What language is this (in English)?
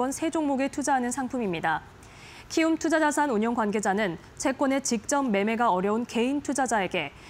Korean